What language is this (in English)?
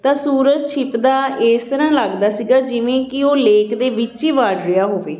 Punjabi